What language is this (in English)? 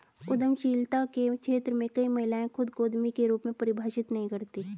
Hindi